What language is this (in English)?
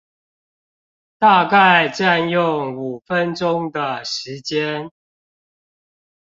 Chinese